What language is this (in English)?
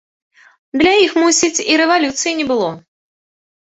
Belarusian